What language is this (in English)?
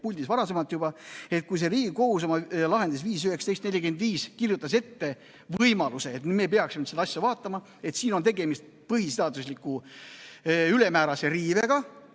Estonian